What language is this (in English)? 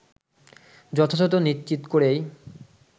Bangla